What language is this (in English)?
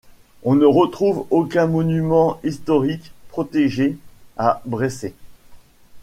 French